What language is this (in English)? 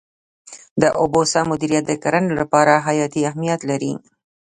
Pashto